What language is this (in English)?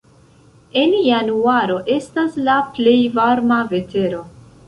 Esperanto